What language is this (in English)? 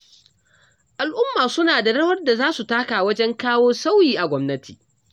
Hausa